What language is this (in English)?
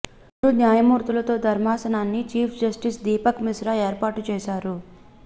Telugu